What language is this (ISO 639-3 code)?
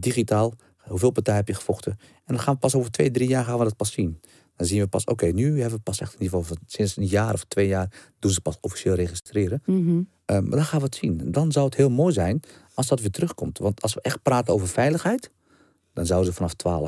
nld